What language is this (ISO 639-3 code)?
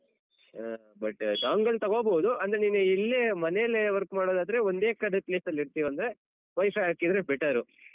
kan